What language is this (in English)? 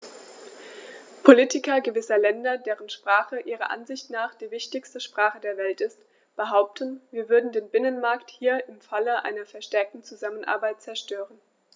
German